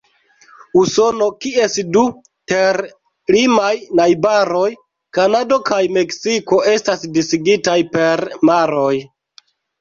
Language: Esperanto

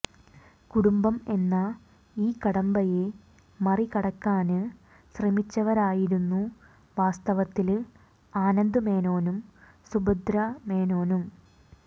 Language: Malayalam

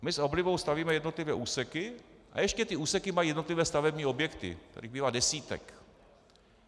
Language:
Czech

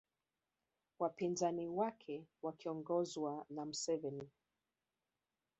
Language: Swahili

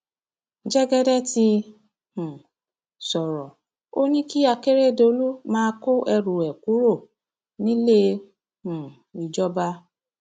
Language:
Yoruba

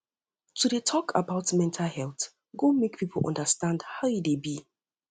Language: Nigerian Pidgin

